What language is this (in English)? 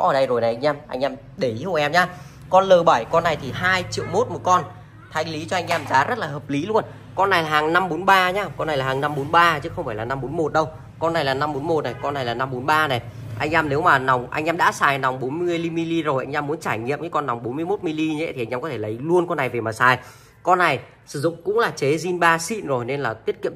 Vietnamese